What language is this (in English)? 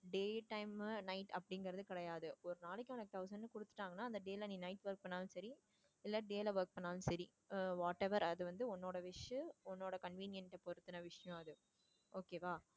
Tamil